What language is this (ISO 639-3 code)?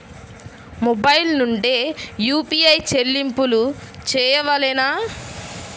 tel